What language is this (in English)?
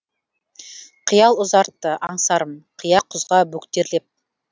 Kazakh